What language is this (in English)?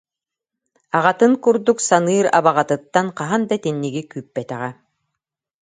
Yakut